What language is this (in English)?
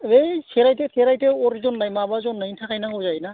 Bodo